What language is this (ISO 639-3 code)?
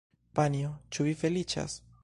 epo